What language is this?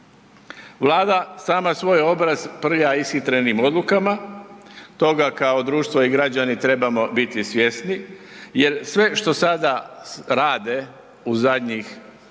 Croatian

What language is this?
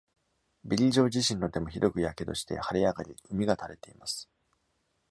Japanese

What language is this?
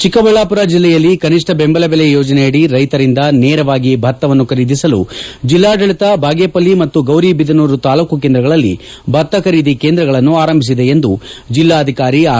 Kannada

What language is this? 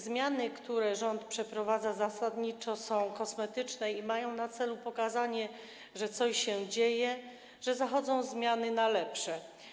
Polish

